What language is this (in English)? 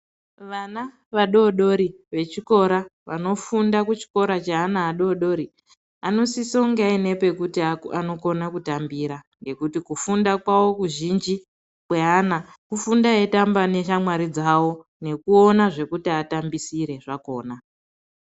Ndau